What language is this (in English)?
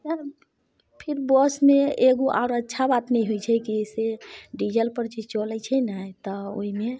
Maithili